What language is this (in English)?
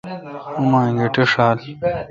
Kalkoti